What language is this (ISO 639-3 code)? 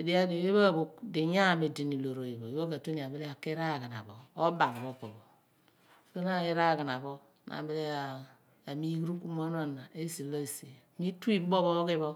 abn